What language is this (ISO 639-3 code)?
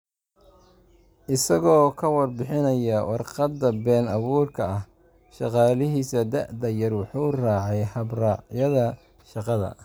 som